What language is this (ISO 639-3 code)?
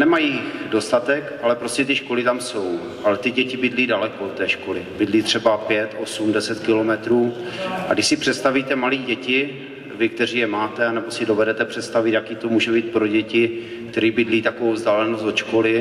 ces